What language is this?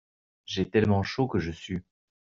French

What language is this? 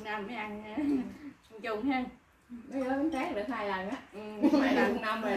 Vietnamese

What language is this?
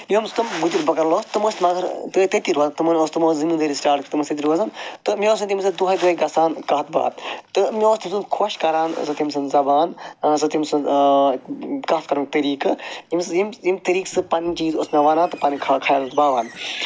Kashmiri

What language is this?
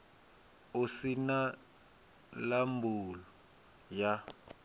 Venda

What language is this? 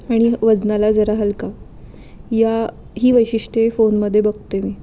Marathi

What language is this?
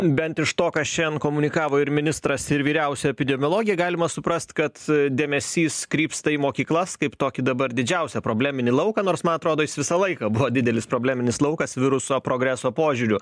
Lithuanian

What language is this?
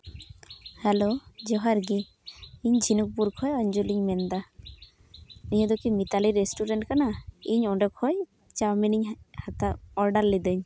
Santali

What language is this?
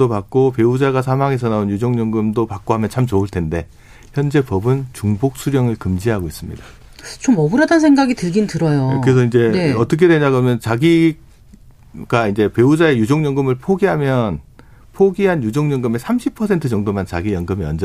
Korean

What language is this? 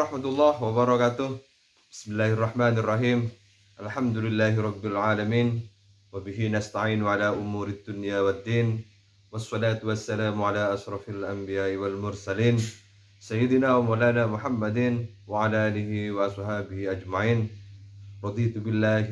Indonesian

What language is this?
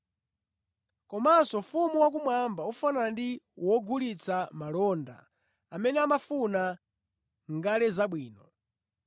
Nyanja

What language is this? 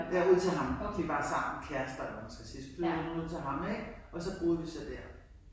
Danish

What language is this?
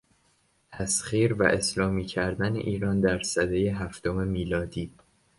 Persian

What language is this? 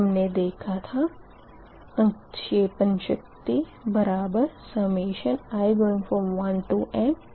Hindi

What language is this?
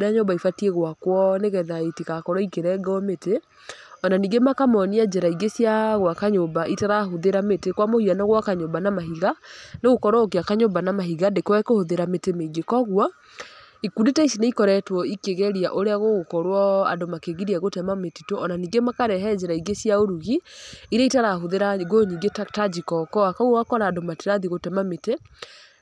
Kikuyu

